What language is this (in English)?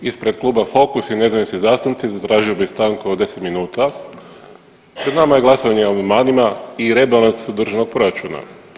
Croatian